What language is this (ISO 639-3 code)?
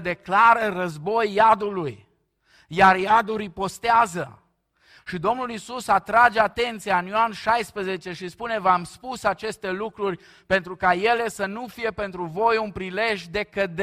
ron